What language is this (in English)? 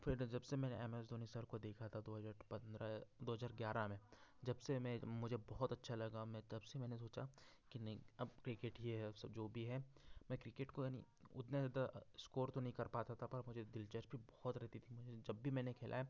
Hindi